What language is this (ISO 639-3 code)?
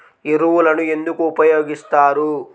tel